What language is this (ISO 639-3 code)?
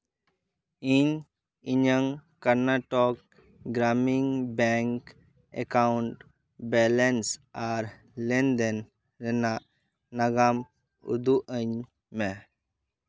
sat